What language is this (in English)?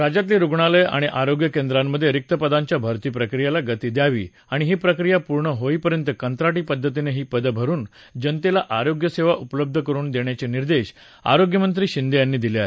Marathi